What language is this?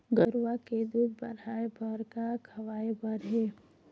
Chhattisgarhi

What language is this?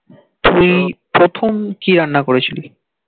Bangla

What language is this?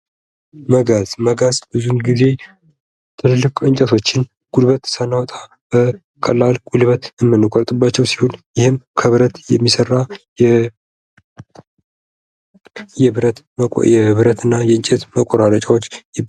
Amharic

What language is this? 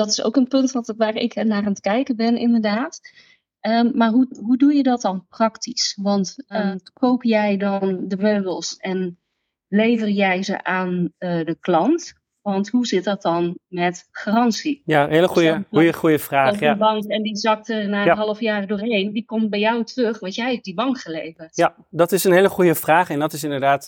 Dutch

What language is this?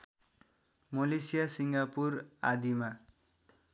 Nepali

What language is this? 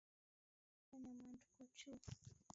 Taita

